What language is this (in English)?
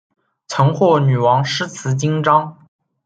Chinese